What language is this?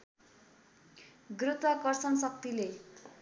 Nepali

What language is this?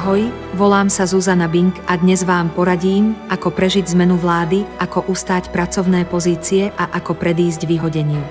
Slovak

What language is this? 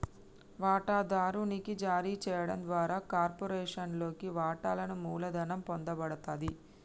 Telugu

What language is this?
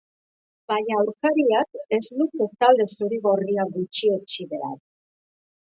Basque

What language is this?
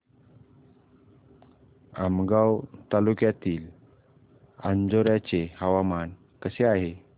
Marathi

